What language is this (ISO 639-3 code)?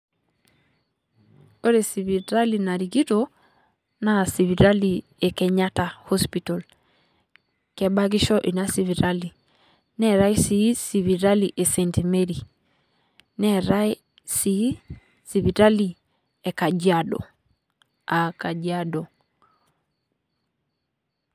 mas